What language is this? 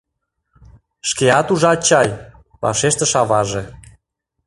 Mari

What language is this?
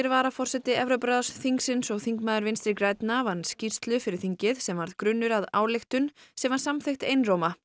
Icelandic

